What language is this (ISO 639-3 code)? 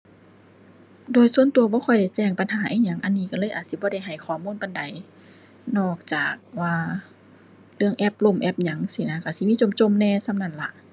tha